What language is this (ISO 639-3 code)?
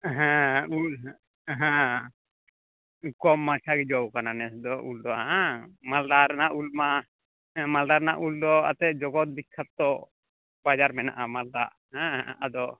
sat